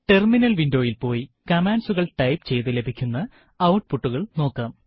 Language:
Malayalam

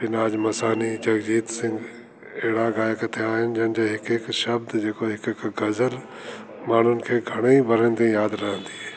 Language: Sindhi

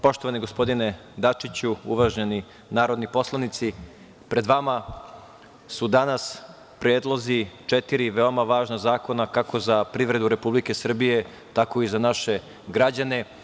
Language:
Serbian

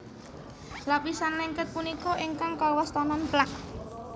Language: Javanese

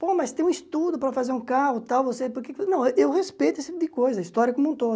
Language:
Portuguese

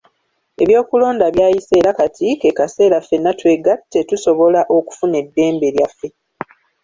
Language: Ganda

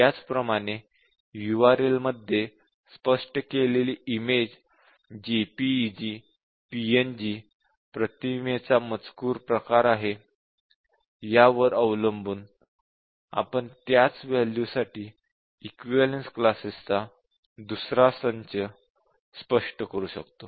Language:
Marathi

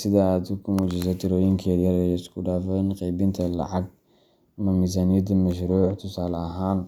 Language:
Somali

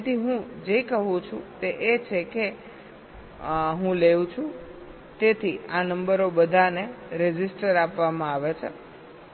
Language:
Gujarati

